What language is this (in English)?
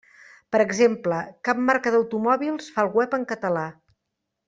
Catalan